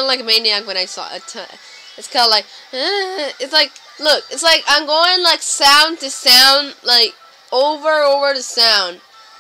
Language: English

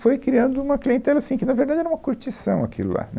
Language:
Portuguese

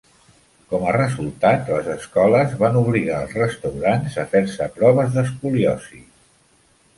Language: Catalan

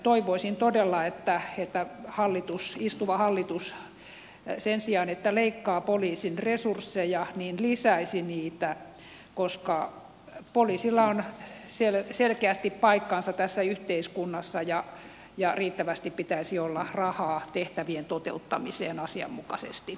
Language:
Finnish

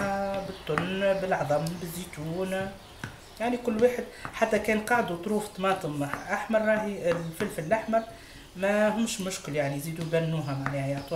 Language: Arabic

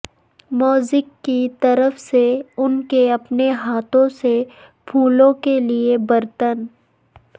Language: Urdu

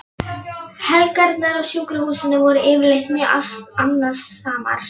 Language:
Icelandic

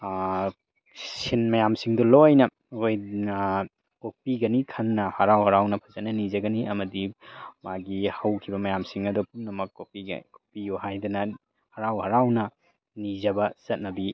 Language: Manipuri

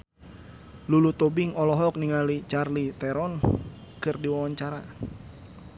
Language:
Sundanese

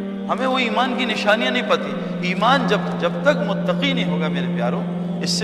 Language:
Urdu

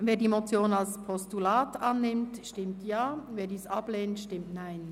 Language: Swiss German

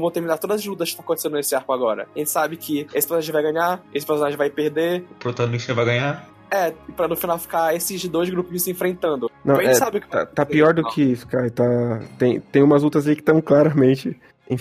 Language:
Portuguese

